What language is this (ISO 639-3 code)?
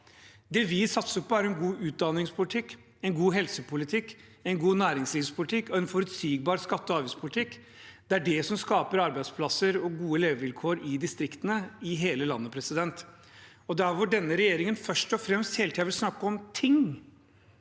nor